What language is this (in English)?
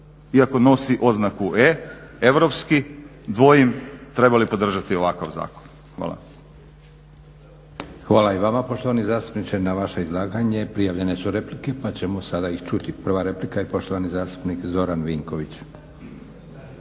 Croatian